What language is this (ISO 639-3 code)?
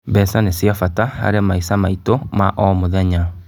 kik